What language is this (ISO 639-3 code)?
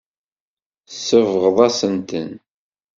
kab